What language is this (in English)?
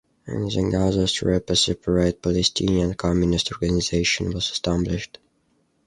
English